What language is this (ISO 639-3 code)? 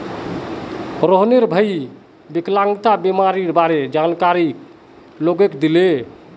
mag